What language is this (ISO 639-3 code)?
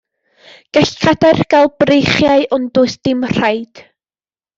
cym